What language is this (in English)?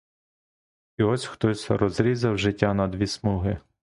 Ukrainian